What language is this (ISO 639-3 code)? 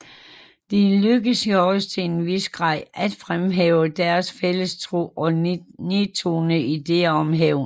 dan